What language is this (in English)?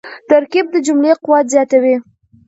Pashto